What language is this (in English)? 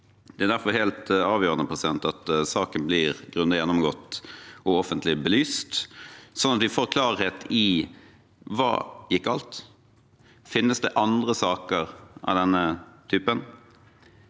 Norwegian